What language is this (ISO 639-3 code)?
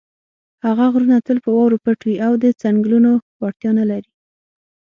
pus